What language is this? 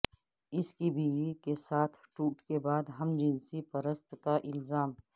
Urdu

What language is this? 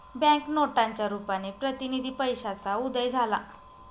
Marathi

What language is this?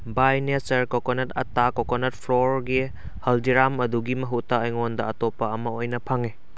Manipuri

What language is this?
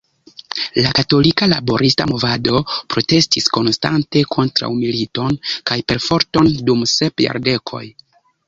Esperanto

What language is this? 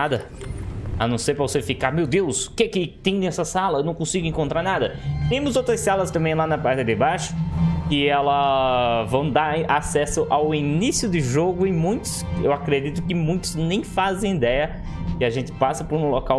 Portuguese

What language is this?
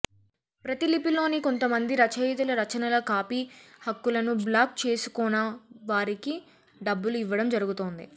Telugu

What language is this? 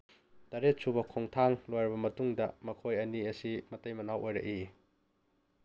Manipuri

